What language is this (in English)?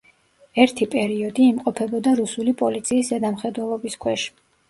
Georgian